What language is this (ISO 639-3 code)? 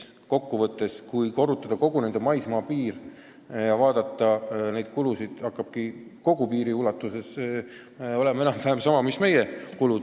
est